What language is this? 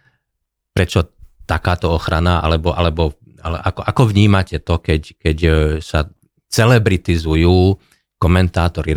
Slovak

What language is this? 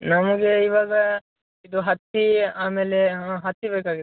Kannada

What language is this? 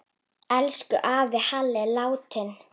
Icelandic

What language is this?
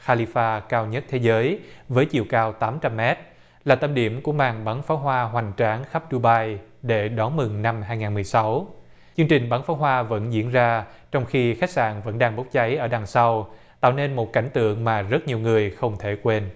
Vietnamese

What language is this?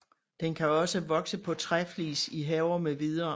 Danish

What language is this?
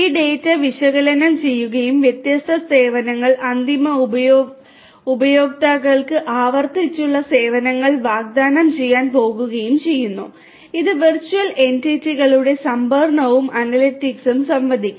Malayalam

